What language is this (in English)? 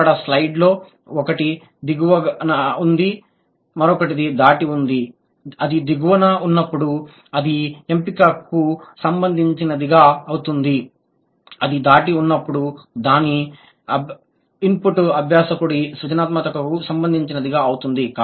Telugu